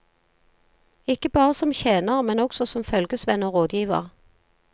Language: Norwegian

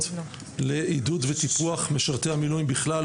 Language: Hebrew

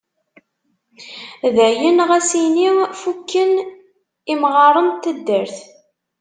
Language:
Kabyle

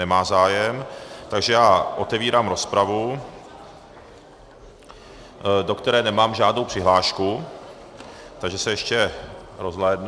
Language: Czech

